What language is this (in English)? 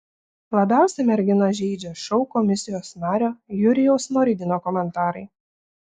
Lithuanian